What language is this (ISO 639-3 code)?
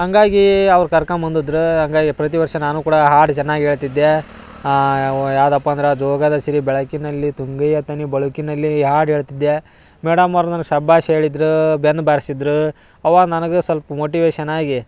kan